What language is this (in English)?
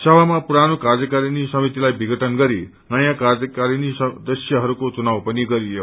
Nepali